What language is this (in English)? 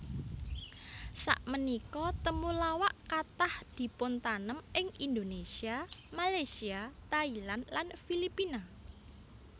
Javanese